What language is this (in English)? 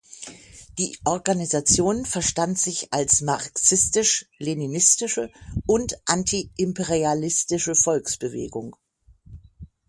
German